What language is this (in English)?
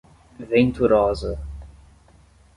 Portuguese